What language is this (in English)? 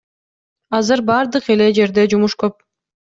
Kyrgyz